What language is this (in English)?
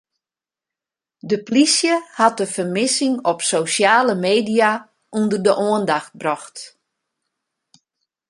Western Frisian